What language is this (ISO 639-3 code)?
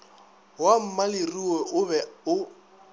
nso